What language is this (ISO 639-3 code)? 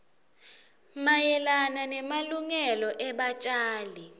ssw